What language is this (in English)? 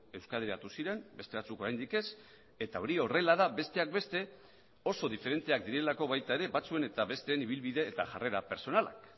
Basque